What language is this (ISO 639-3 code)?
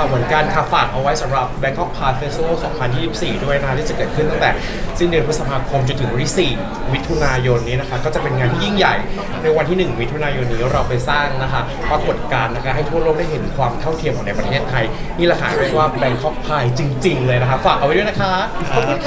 tha